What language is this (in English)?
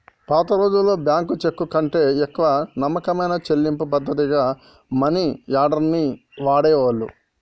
Telugu